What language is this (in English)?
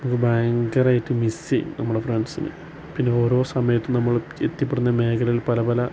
Malayalam